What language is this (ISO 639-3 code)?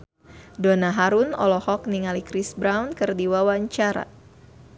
sun